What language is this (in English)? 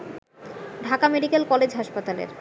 Bangla